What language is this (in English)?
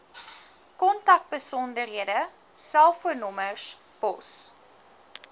Afrikaans